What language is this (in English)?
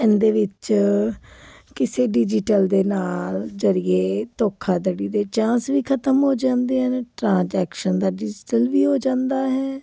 Punjabi